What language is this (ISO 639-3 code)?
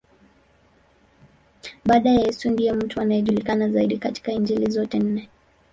swa